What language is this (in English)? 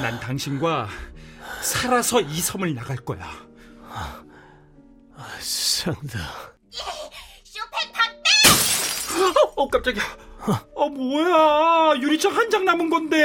Korean